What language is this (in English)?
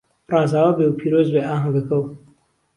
Central Kurdish